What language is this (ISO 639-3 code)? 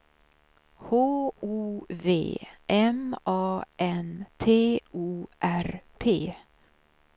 swe